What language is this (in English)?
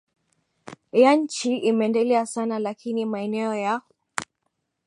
Swahili